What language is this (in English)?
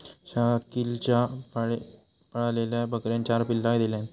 Marathi